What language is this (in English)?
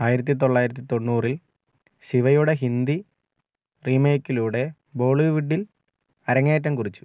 Malayalam